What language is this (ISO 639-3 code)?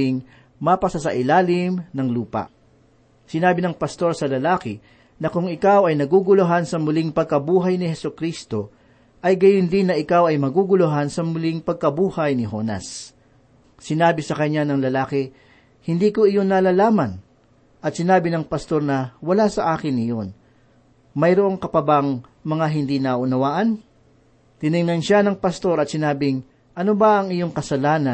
fil